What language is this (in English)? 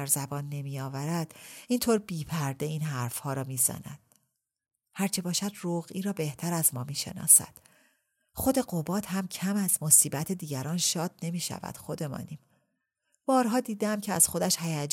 Persian